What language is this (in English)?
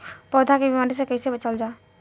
Bhojpuri